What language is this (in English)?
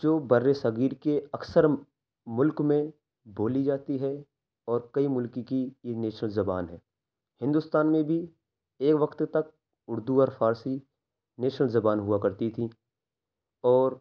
Urdu